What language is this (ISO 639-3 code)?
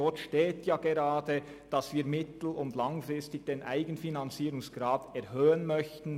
gsw